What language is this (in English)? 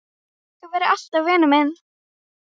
Icelandic